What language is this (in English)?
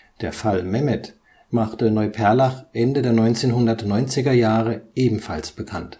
German